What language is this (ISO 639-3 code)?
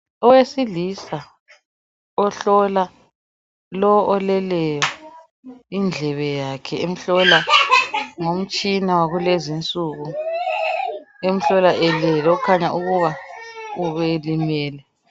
nde